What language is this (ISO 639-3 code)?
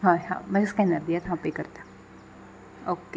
kok